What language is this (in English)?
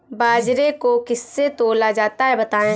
Hindi